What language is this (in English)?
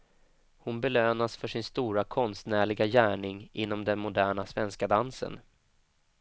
Swedish